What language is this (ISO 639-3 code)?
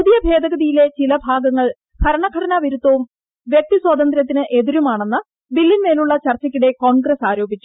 mal